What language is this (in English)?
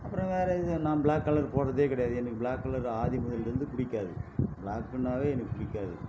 Tamil